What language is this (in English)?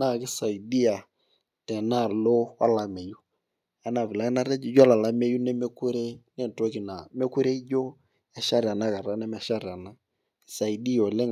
Masai